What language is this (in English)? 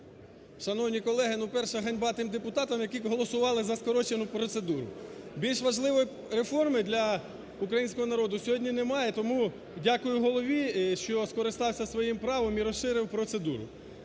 Ukrainian